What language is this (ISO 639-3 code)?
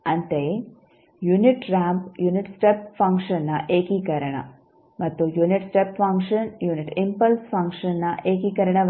kan